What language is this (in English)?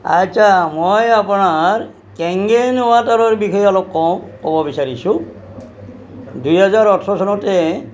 Assamese